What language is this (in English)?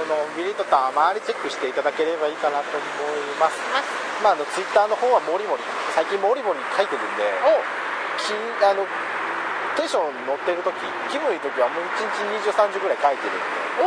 Japanese